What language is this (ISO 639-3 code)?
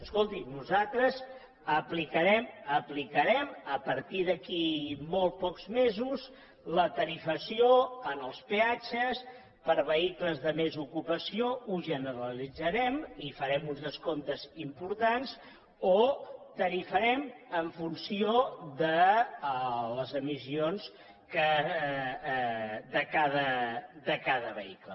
cat